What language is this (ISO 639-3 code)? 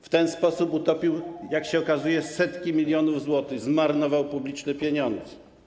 pol